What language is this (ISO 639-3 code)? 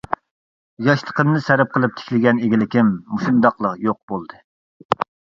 uig